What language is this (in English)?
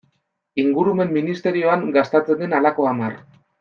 Basque